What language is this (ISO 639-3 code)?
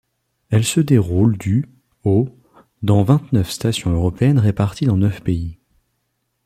fra